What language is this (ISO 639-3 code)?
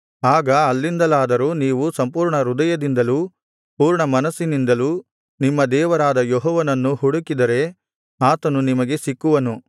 kan